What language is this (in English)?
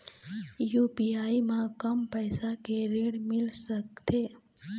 Chhattisgarhi